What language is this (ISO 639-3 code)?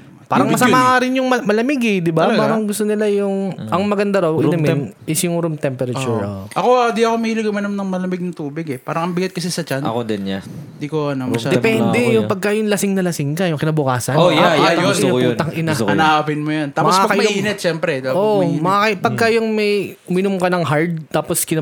fil